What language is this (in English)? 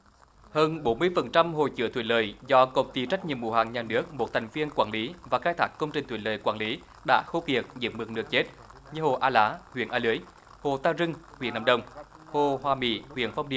Vietnamese